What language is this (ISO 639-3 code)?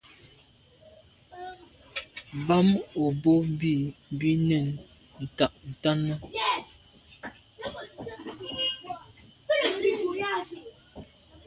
byv